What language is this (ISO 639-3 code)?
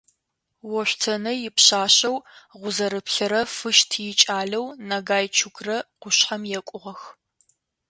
ady